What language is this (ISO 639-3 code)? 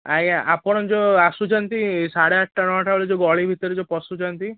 ori